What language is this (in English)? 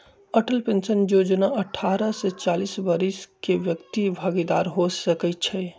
Magahi